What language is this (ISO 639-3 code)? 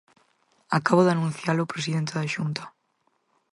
glg